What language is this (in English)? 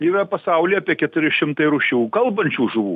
Lithuanian